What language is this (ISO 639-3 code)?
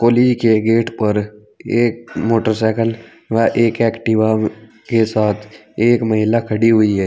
hin